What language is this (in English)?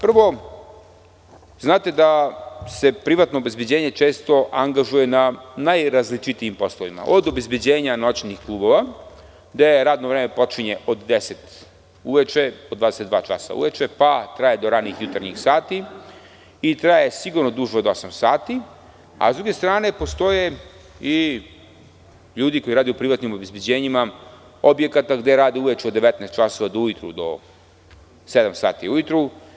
Serbian